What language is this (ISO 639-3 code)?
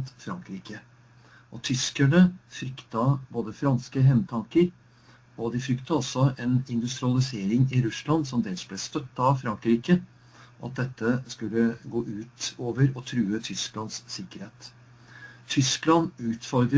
nor